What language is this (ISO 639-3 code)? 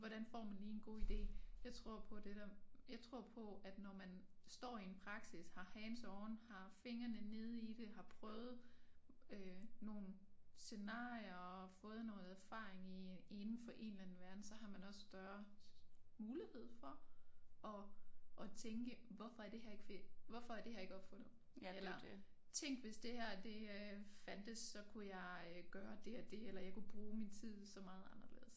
dan